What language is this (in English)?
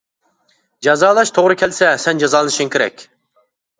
Uyghur